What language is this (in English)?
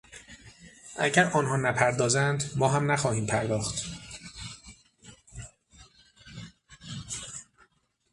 Persian